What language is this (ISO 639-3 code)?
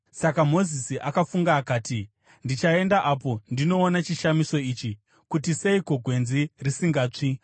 sna